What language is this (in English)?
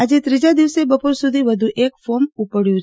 Gujarati